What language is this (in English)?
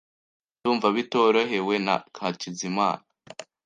Kinyarwanda